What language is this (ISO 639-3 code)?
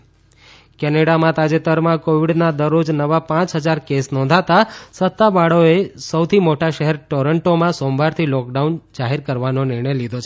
guj